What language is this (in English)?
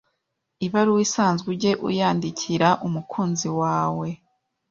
Kinyarwanda